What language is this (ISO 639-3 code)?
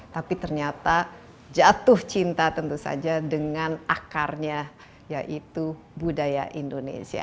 ind